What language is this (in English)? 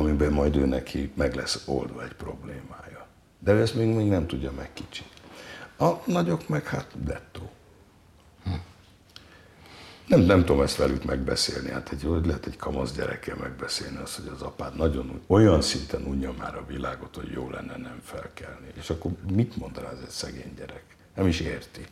Hungarian